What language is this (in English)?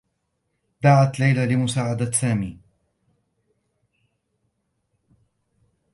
Arabic